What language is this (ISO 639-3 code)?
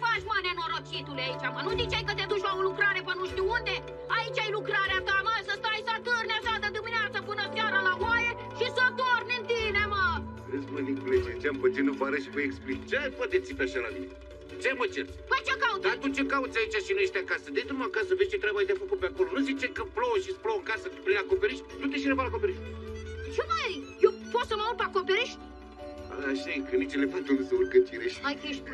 ron